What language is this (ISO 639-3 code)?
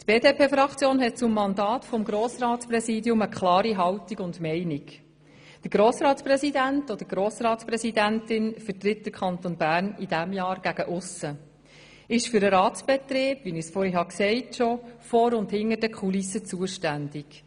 gsw